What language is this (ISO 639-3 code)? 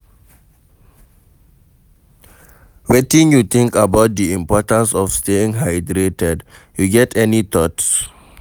pcm